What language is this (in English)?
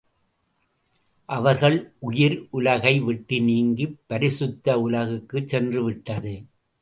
Tamil